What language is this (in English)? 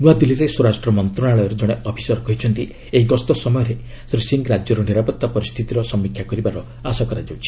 Odia